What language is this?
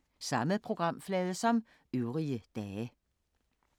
Danish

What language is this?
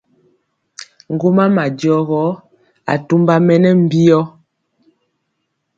Mpiemo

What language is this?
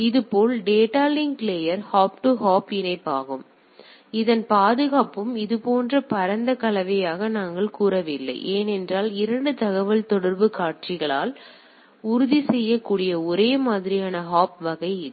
Tamil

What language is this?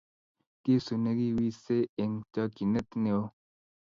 Kalenjin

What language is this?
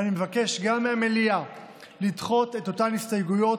Hebrew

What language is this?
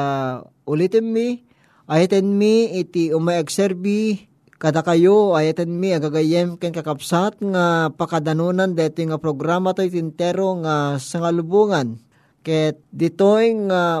Filipino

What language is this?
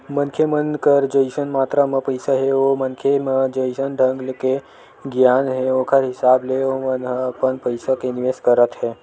Chhattisgarhi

